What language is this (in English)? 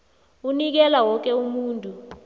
South Ndebele